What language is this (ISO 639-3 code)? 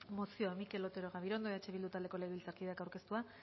eus